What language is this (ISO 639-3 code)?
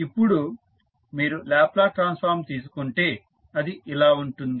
tel